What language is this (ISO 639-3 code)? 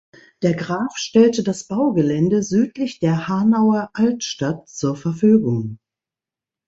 deu